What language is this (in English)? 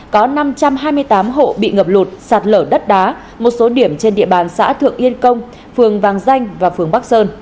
Vietnamese